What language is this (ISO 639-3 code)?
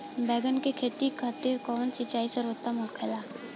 bho